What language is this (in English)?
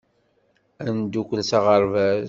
Kabyle